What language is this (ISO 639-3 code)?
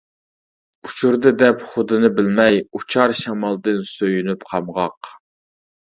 uig